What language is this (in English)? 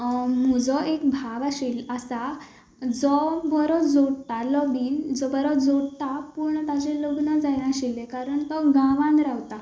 Konkani